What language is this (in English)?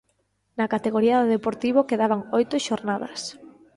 Galician